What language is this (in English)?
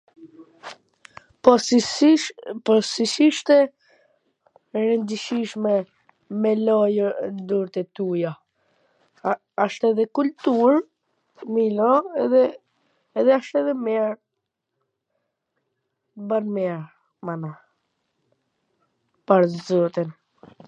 Gheg Albanian